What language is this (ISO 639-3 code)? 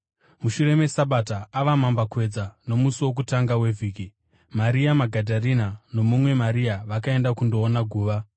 sna